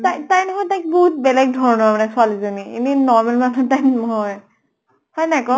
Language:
Assamese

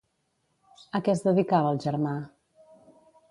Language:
Catalan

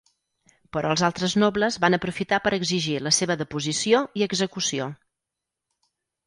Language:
Catalan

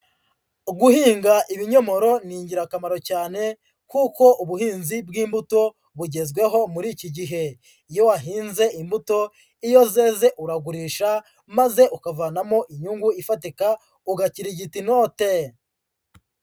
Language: Kinyarwanda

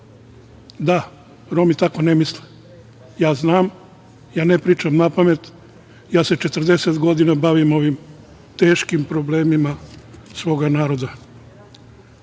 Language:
Serbian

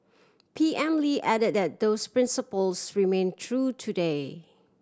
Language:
English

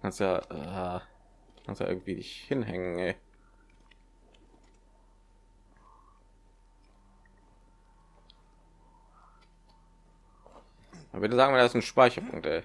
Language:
German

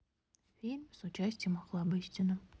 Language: Russian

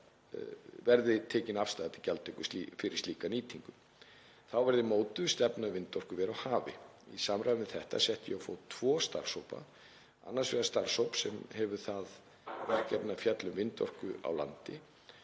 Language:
Icelandic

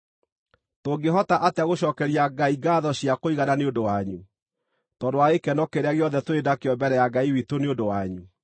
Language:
Kikuyu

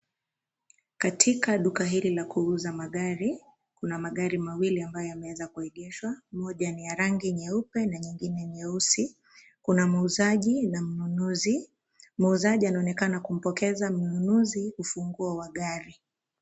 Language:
Swahili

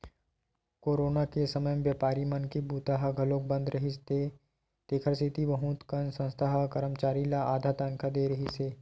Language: Chhattisgarhi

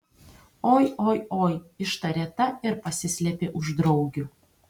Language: Lithuanian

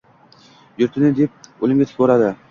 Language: Uzbek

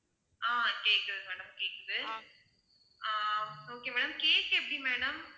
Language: Tamil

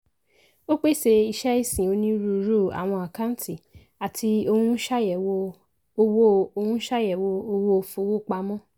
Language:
Yoruba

